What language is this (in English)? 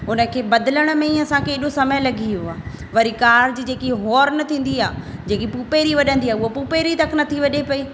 Sindhi